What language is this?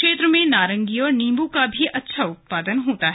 Hindi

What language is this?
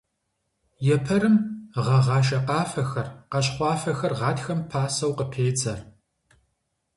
Kabardian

